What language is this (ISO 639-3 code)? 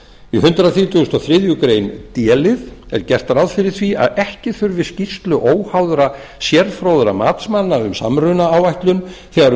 isl